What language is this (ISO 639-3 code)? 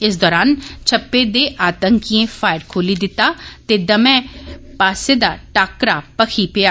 doi